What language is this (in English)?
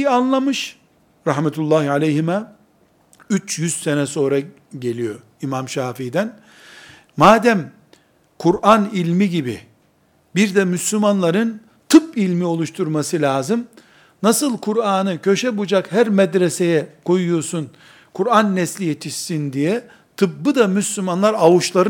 Turkish